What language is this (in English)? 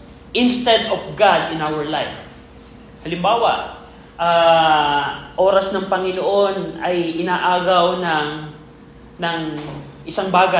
Filipino